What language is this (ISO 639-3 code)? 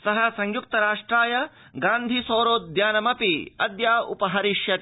san